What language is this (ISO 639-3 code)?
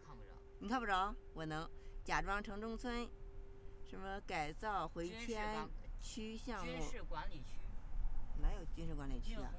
zho